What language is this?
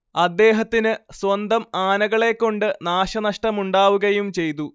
Malayalam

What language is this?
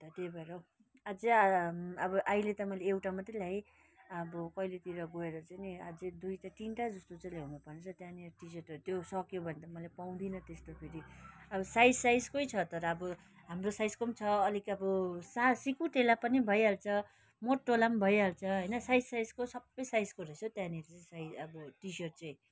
Nepali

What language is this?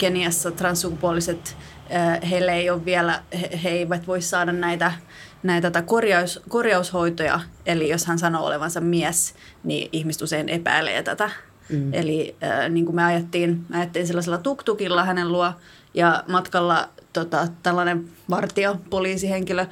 Finnish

